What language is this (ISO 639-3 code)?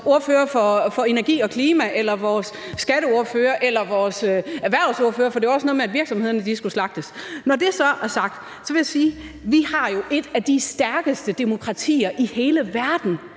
dan